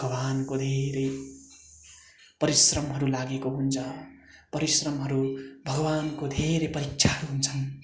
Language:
Nepali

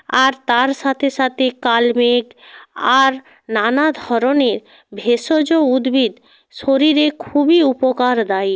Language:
Bangla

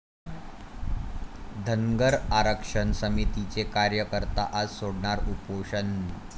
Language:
Marathi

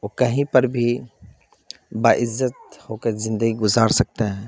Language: Urdu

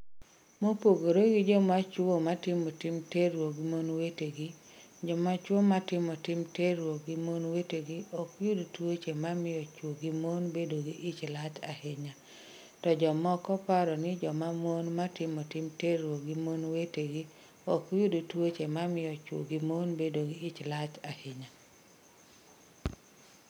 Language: Luo (Kenya and Tanzania)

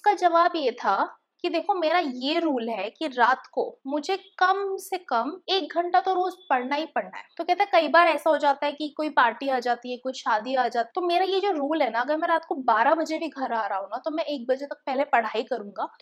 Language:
Hindi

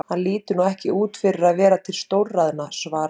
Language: Icelandic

